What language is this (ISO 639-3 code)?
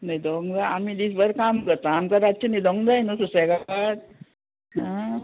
kok